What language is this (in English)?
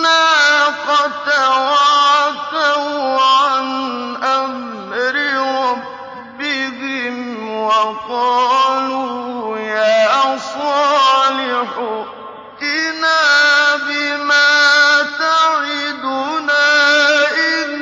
Arabic